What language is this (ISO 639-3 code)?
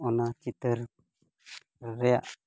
sat